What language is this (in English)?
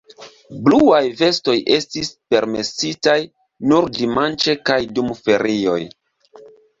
Esperanto